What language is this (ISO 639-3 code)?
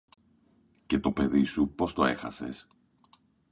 ell